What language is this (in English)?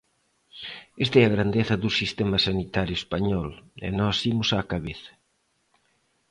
Galician